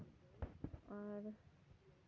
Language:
Santali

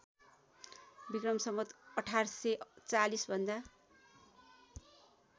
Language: Nepali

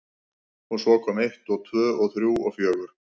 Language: Icelandic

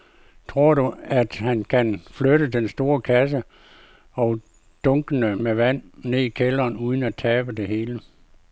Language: Danish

